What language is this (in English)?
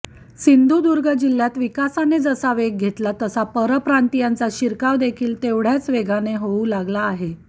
Marathi